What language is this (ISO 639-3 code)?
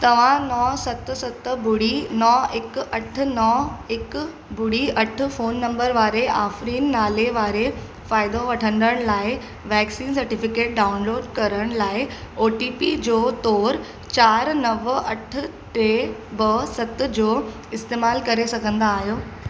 snd